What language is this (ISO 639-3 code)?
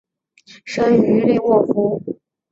zho